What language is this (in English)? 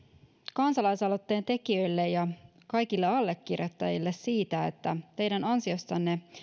Finnish